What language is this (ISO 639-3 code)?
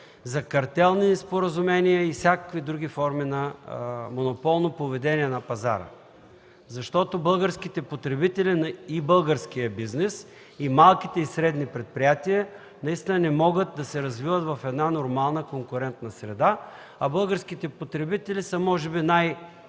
bul